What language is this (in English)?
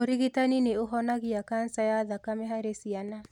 Kikuyu